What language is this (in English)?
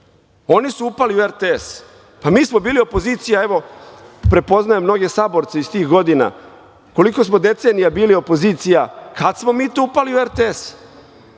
Serbian